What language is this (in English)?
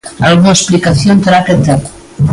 Galician